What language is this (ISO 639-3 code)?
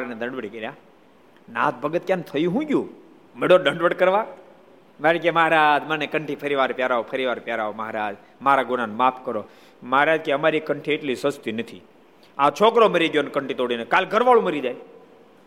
guj